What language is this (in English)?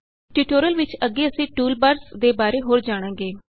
Punjabi